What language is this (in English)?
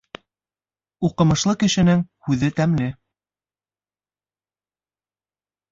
Bashkir